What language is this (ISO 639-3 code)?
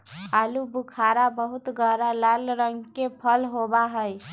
mag